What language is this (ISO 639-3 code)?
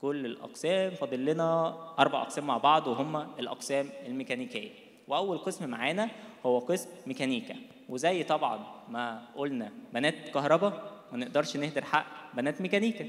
ara